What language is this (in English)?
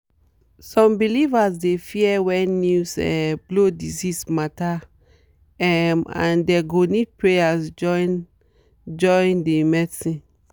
Nigerian Pidgin